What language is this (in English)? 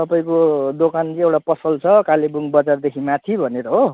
Nepali